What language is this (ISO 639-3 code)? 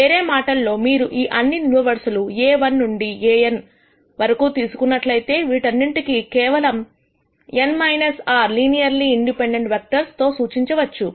tel